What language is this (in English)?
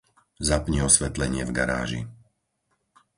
Slovak